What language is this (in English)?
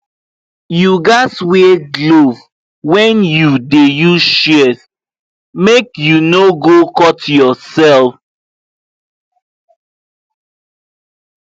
Nigerian Pidgin